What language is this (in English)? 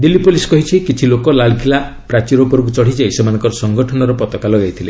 Odia